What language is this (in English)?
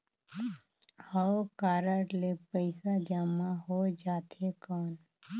Chhattisgarhi